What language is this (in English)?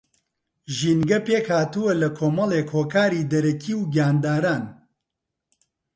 Central Kurdish